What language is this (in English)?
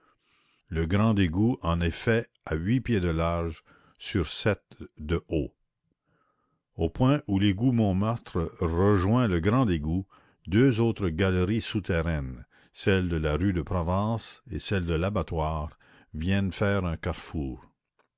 French